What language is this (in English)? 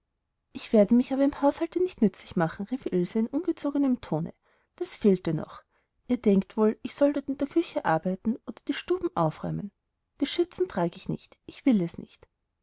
German